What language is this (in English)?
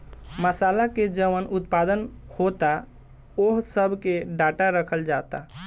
Bhojpuri